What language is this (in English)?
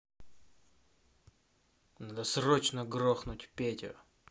Russian